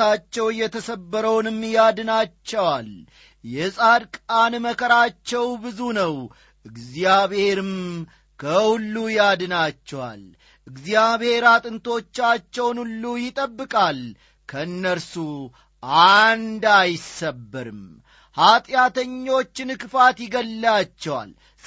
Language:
Amharic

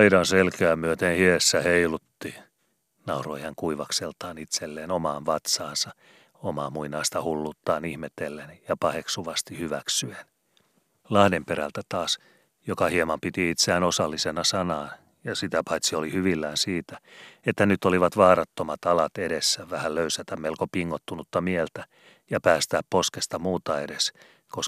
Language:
Finnish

